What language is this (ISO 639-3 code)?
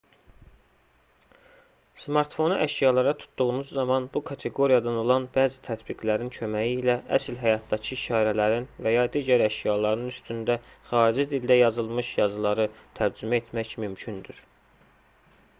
aze